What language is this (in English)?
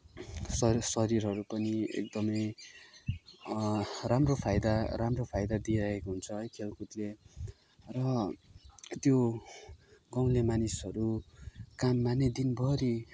Nepali